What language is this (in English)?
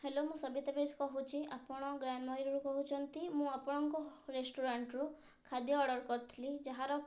Odia